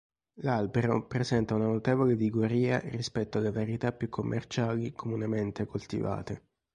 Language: Italian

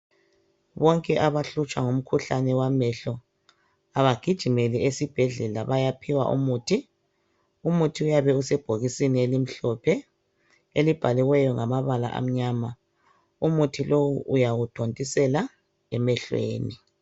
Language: North Ndebele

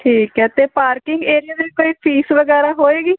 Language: Punjabi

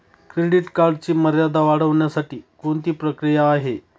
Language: Marathi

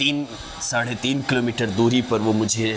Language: Urdu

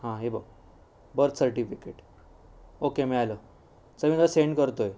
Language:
Marathi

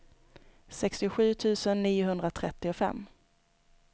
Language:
Swedish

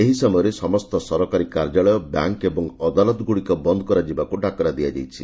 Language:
Odia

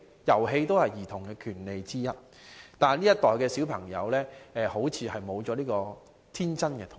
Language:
Cantonese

